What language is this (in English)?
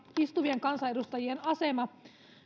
Finnish